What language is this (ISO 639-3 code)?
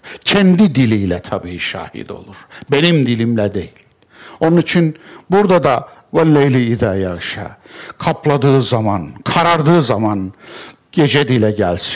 tur